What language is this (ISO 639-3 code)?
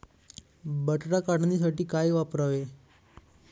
mar